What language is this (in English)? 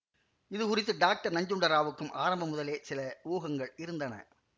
Tamil